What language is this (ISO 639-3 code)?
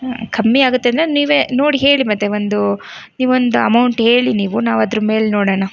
kan